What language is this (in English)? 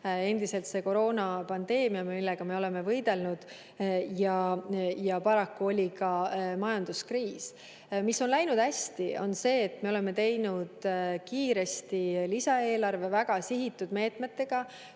Estonian